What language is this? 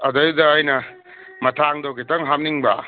Manipuri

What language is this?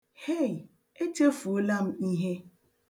Igbo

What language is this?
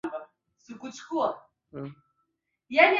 Swahili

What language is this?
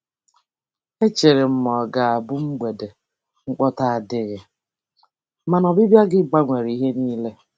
Igbo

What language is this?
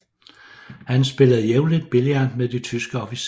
Danish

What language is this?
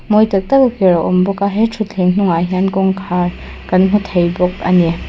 Mizo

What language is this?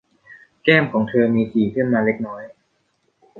Thai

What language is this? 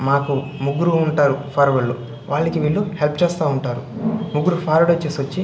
Telugu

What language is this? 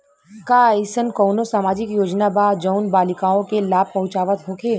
Bhojpuri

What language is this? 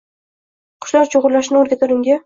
Uzbek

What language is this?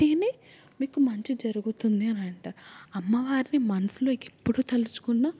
Telugu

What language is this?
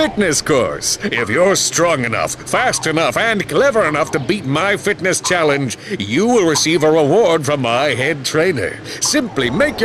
English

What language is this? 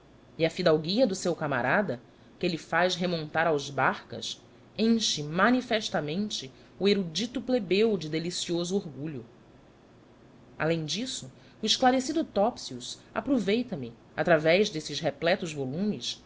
Portuguese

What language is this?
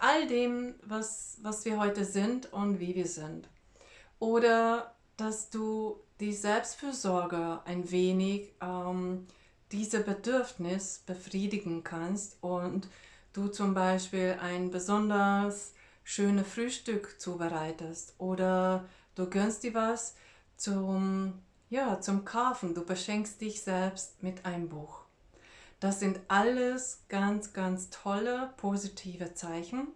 German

